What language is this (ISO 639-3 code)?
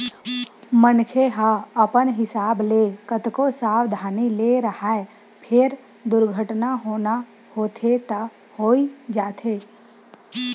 hne